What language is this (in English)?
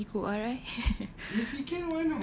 English